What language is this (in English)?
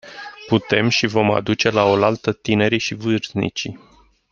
Romanian